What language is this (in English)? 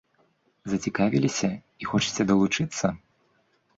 Belarusian